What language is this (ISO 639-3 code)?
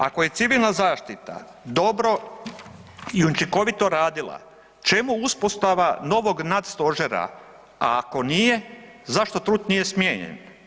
hrv